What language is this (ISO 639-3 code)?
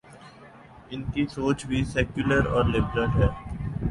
urd